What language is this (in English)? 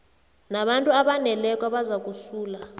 South Ndebele